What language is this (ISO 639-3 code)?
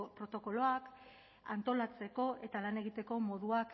eus